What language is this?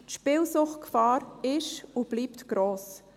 Swiss German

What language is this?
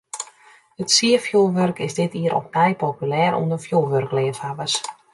Western Frisian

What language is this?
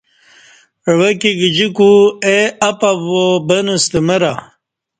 Kati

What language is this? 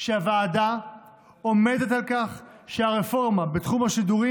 Hebrew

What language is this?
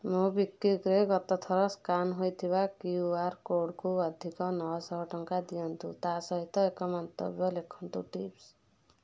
Odia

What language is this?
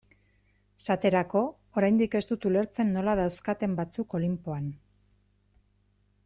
Basque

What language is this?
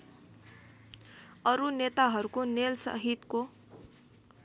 Nepali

